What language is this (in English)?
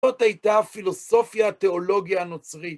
Hebrew